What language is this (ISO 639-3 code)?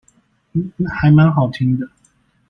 zho